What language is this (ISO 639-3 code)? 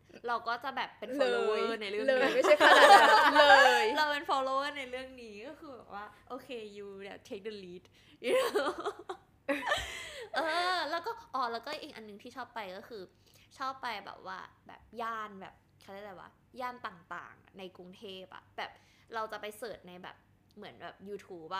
tha